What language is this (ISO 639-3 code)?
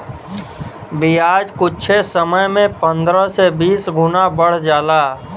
bho